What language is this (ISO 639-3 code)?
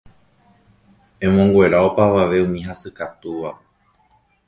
grn